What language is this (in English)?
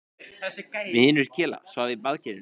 Icelandic